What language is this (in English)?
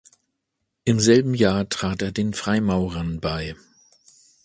German